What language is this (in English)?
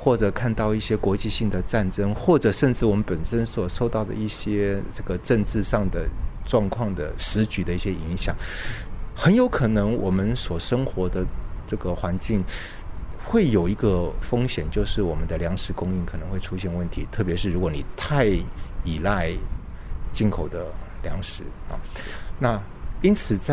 Chinese